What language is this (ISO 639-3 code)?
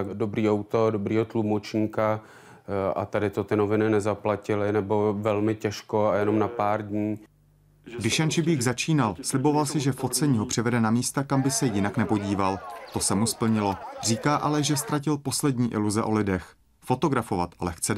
ces